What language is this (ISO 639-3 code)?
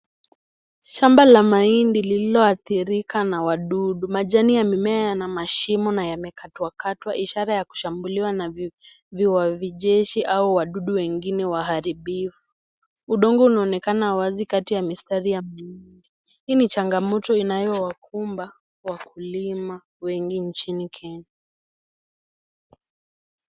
swa